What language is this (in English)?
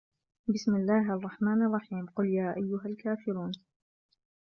Arabic